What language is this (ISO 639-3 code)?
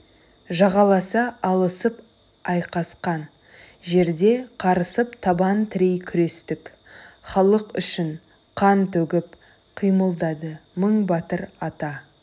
kaz